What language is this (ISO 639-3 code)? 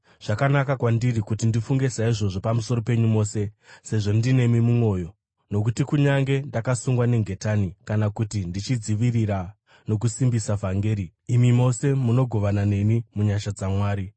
sna